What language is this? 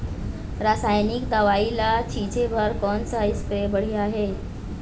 Chhattisgarhi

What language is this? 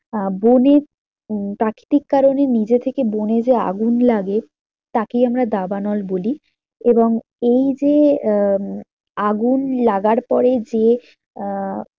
Bangla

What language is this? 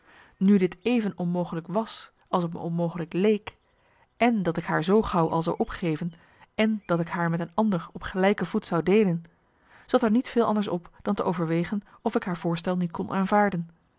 Dutch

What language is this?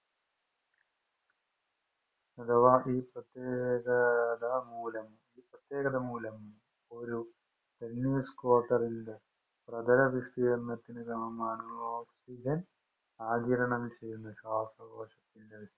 Malayalam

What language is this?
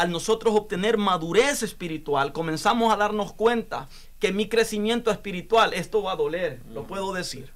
Spanish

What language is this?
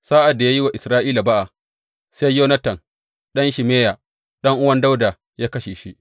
Hausa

